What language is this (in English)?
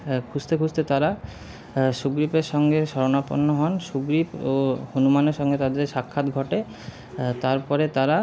Bangla